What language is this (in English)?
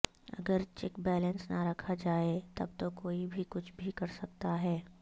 Urdu